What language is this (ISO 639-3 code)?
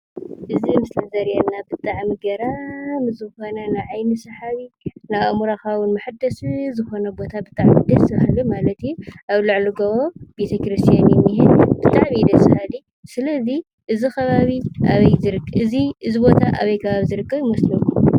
tir